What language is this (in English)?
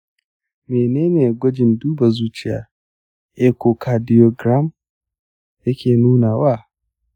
Hausa